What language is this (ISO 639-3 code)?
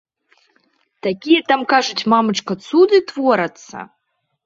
bel